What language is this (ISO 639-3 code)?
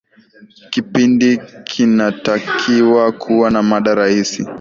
swa